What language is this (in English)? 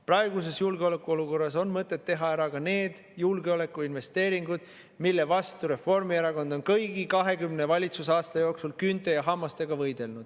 Estonian